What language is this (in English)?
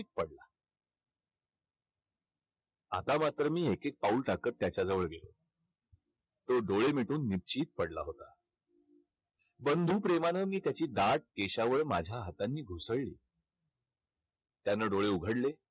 Marathi